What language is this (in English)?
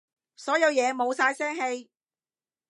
Cantonese